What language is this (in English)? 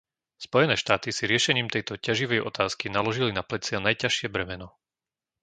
Slovak